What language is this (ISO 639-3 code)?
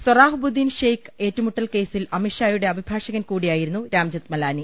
mal